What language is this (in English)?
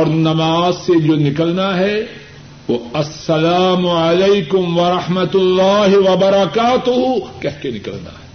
Urdu